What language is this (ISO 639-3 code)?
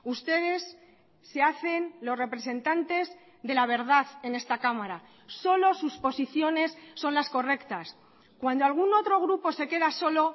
spa